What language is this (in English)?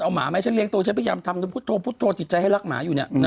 Thai